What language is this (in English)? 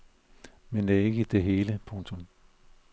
Danish